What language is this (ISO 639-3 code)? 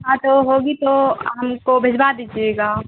urd